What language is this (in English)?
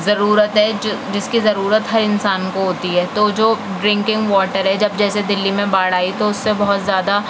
Urdu